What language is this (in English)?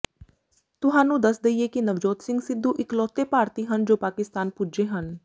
Punjabi